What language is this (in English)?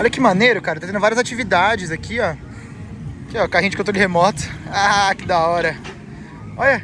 Portuguese